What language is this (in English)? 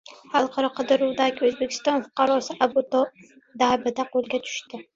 Uzbek